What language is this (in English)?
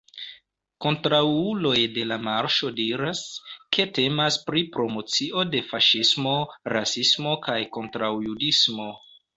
Esperanto